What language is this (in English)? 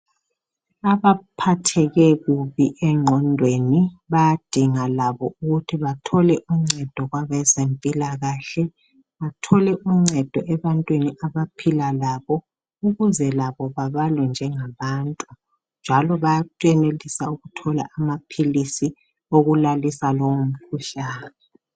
North Ndebele